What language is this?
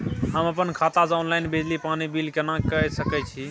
Maithili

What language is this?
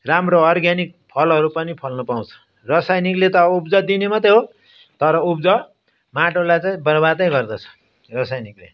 Nepali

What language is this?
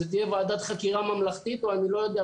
Hebrew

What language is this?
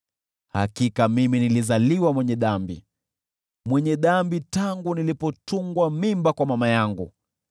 Swahili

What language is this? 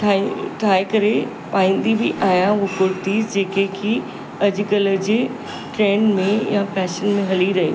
Sindhi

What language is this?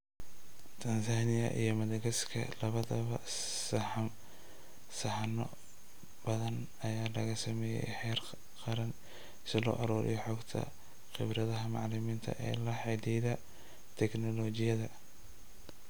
Somali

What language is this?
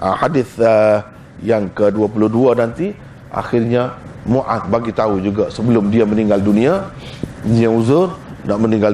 Malay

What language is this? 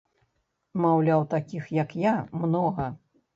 Belarusian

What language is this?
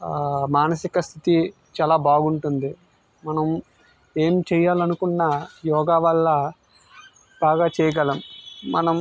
Telugu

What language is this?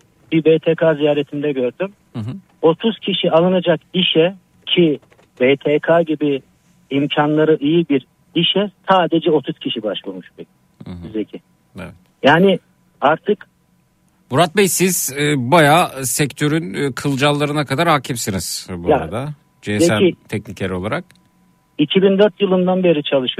Turkish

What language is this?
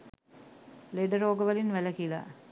Sinhala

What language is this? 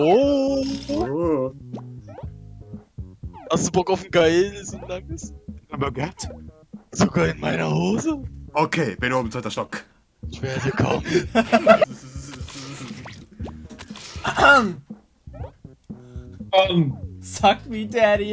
German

